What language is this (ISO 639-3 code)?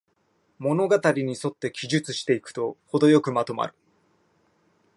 jpn